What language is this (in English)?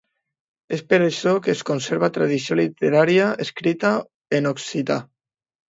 Catalan